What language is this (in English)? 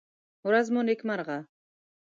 Pashto